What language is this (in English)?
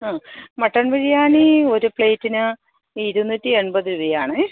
Malayalam